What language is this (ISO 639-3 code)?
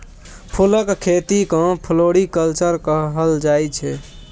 mai